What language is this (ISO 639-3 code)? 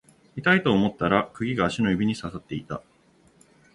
jpn